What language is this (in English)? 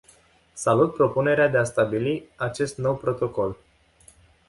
Romanian